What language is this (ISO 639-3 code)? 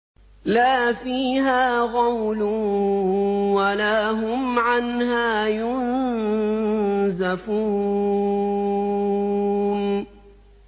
ara